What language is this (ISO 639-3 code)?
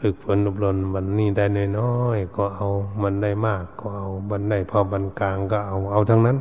tha